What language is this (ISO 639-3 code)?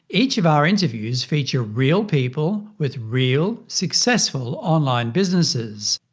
eng